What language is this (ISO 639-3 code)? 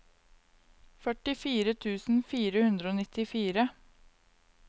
nor